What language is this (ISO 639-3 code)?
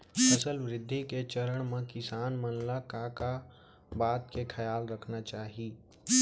hne